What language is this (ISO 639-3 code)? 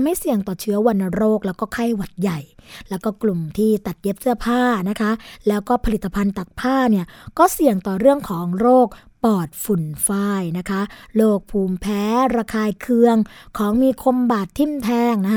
tha